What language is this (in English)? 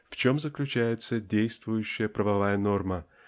Russian